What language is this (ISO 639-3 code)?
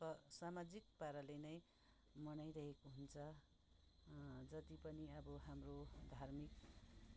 nep